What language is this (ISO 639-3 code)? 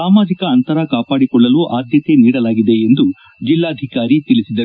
kan